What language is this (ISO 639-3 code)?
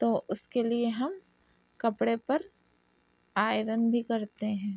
urd